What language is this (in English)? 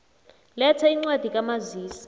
South Ndebele